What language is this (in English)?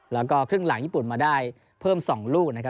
Thai